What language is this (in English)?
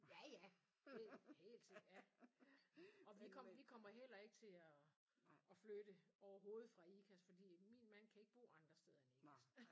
Danish